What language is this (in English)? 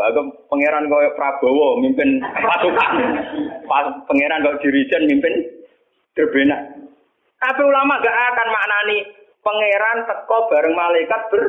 Malay